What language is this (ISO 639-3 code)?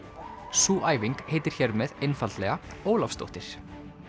isl